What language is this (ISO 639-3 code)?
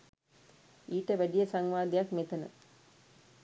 sin